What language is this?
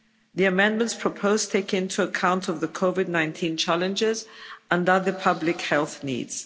English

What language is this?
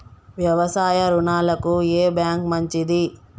Telugu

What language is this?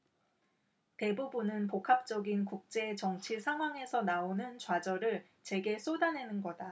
Korean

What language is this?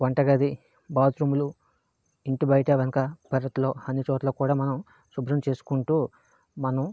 Telugu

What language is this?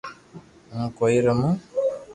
Loarki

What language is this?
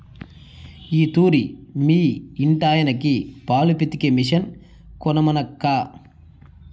Telugu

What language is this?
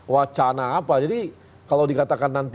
Indonesian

